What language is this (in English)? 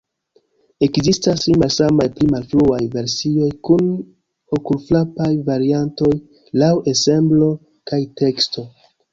Esperanto